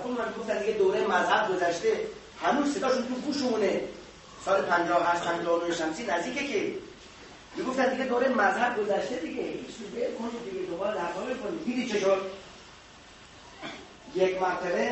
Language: Persian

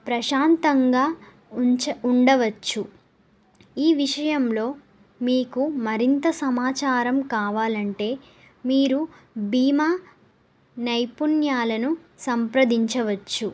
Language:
Telugu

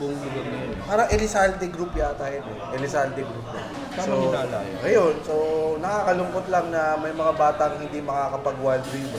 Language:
Filipino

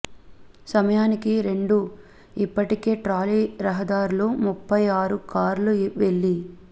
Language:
Telugu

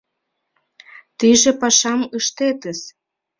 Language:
Mari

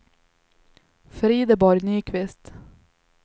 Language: Swedish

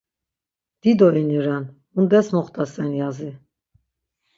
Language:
Laz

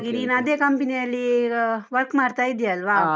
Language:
Kannada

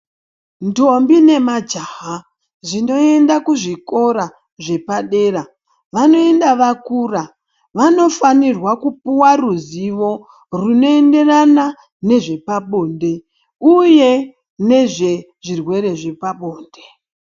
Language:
Ndau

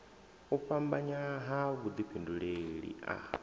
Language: Venda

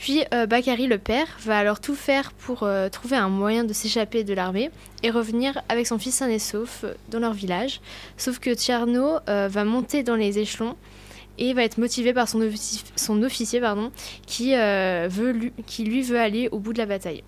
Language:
French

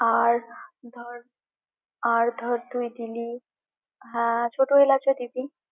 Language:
Bangla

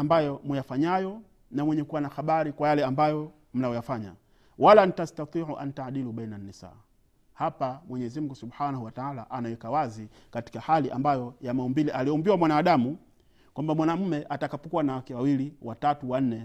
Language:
Swahili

